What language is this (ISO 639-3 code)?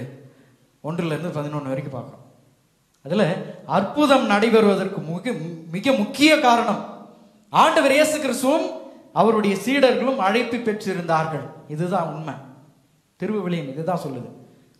tam